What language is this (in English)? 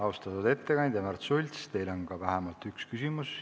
Estonian